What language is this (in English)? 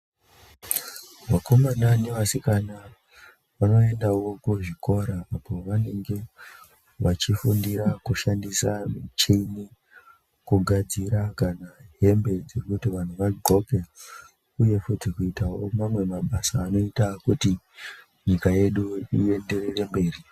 Ndau